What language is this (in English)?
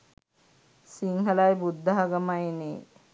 Sinhala